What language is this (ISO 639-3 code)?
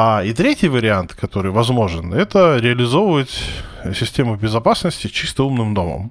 rus